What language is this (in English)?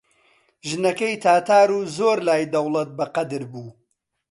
Central Kurdish